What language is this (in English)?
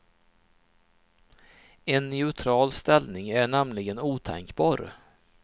Swedish